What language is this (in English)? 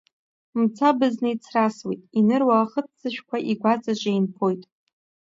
Abkhazian